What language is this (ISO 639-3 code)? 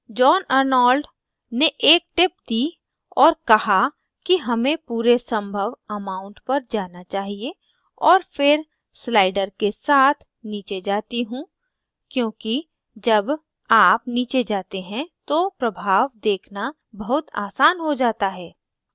hin